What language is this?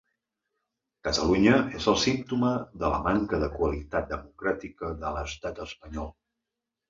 Catalan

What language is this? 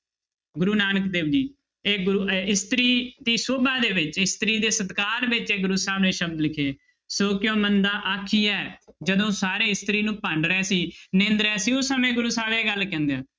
Punjabi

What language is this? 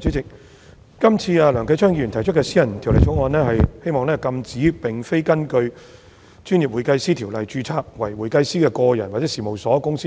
Cantonese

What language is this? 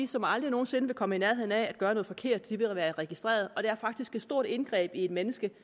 Danish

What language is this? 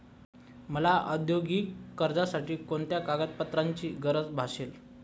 Marathi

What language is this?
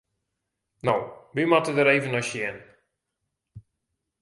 Western Frisian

